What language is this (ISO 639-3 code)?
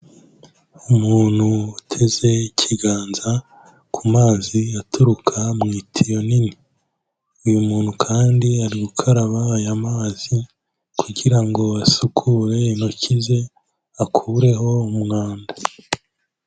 kin